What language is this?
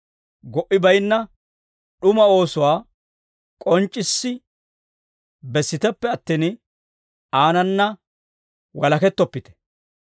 Dawro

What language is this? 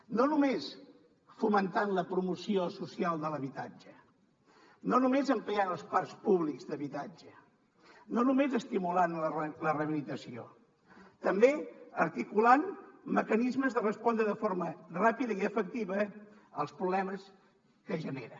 Catalan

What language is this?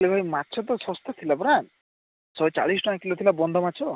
Odia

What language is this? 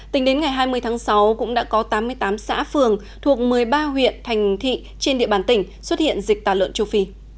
Vietnamese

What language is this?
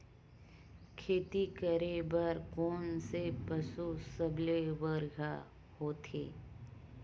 Chhattisgarhi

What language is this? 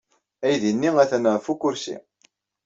Kabyle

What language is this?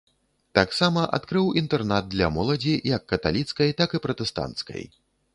Belarusian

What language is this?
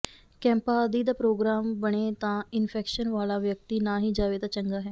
Punjabi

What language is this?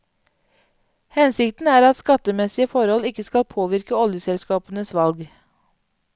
Norwegian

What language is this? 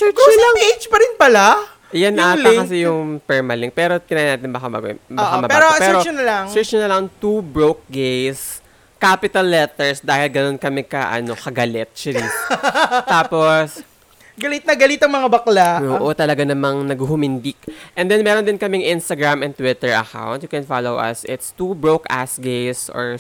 Filipino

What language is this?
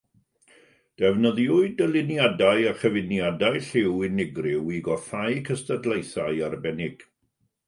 Welsh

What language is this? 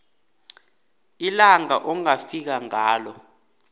South Ndebele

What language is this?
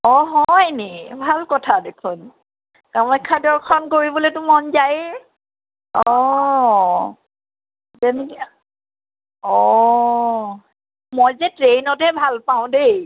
Assamese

